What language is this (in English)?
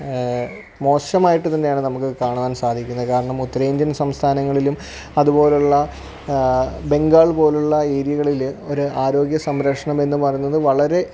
Malayalam